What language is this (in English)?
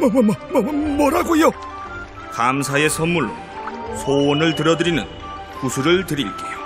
Korean